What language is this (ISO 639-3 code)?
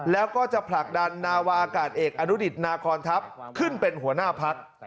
tha